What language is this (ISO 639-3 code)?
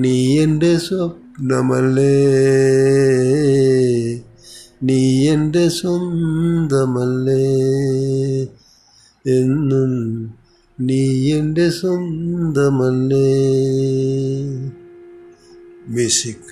mal